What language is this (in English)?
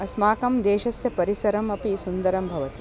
Sanskrit